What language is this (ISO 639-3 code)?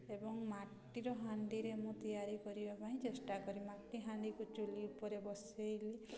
ori